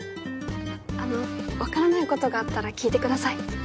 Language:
Japanese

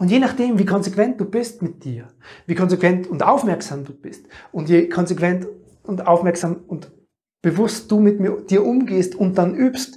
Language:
German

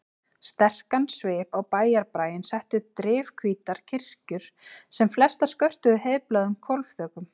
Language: Icelandic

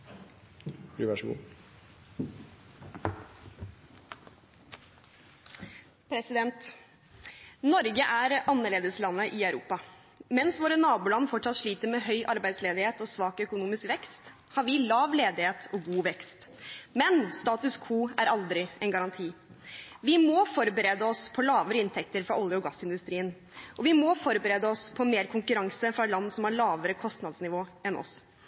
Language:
Norwegian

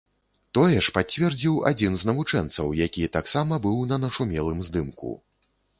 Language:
Belarusian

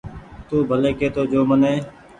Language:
Goaria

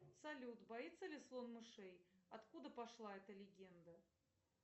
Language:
Russian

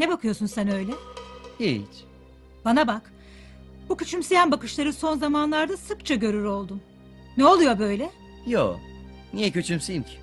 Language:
Turkish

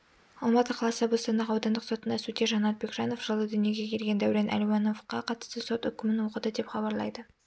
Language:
Kazakh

